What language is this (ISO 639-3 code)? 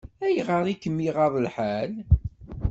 kab